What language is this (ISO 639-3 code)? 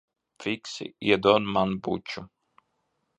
lav